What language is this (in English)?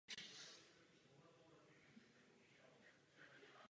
Czech